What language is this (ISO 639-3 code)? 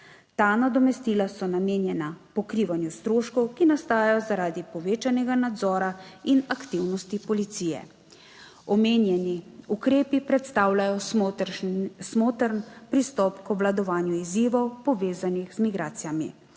slv